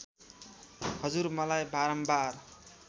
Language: Nepali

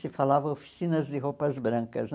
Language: Portuguese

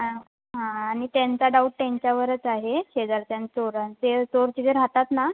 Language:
Marathi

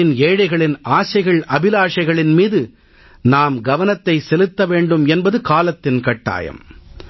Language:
Tamil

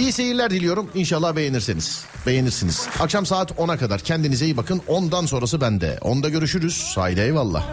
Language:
Turkish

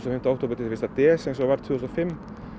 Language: Icelandic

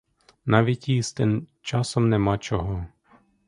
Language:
Ukrainian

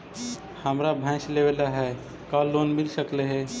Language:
Magahi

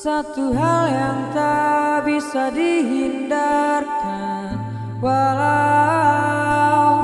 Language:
Indonesian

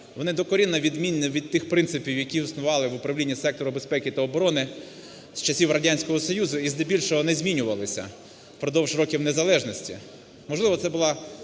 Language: Ukrainian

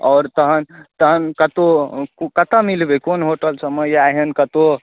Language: Maithili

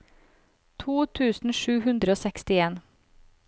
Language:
Norwegian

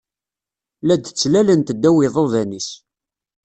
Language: Kabyle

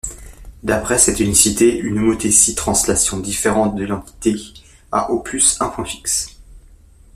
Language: French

